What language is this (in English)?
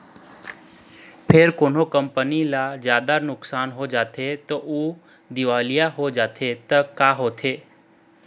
Chhattisgarhi